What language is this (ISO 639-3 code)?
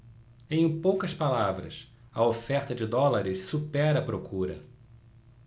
por